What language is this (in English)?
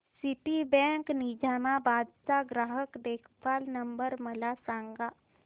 Marathi